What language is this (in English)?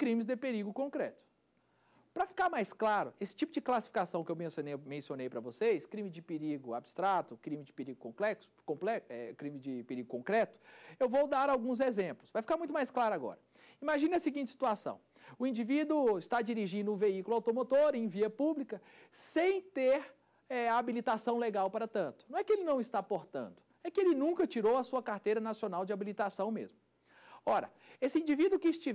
Portuguese